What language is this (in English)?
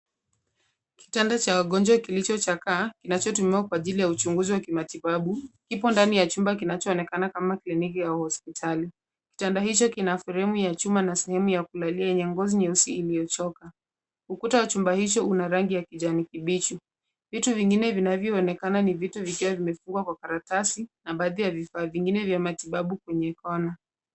Swahili